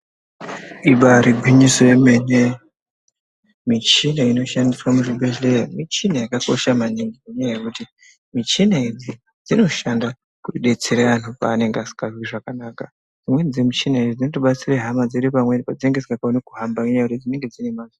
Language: Ndau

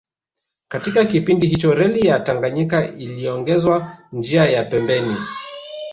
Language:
Swahili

